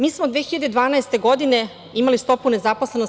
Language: Serbian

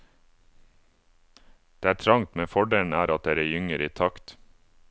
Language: Norwegian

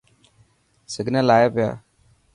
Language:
Dhatki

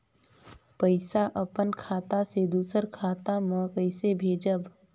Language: Chhattisgarhi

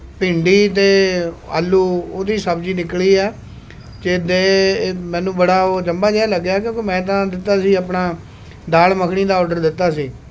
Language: Punjabi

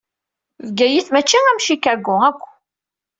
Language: Kabyle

